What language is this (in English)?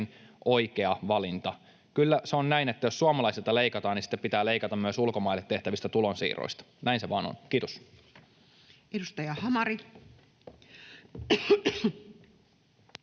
Finnish